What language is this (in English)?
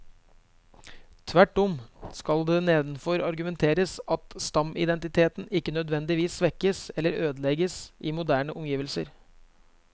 Norwegian